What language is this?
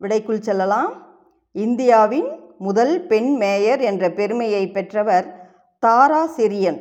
Tamil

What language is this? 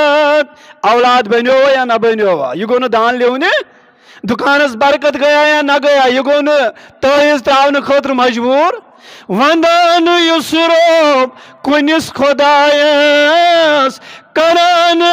Turkish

